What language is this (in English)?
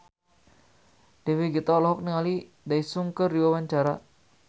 Sundanese